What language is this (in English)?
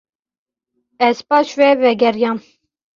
Kurdish